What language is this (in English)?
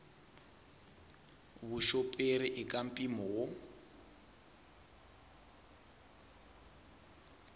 Tsonga